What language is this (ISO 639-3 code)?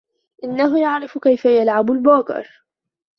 ara